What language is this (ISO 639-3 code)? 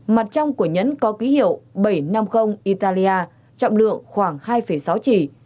vie